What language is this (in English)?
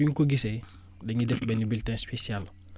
Wolof